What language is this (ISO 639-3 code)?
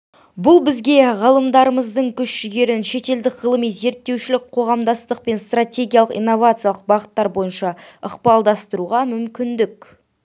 kaz